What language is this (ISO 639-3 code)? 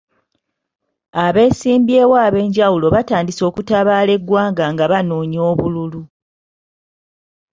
lug